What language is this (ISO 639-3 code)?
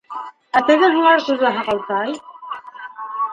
bak